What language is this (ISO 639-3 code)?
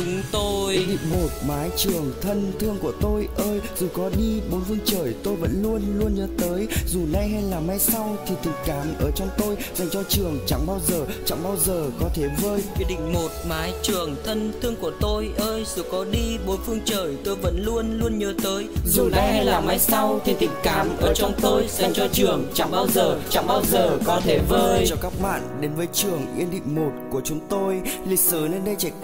vie